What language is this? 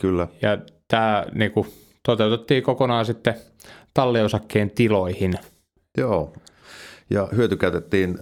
Finnish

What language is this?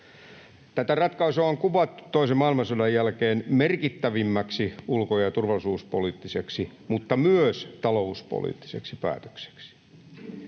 Finnish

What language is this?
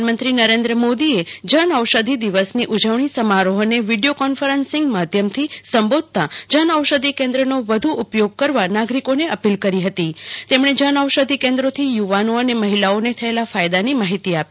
Gujarati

